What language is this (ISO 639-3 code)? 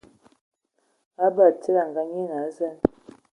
ewo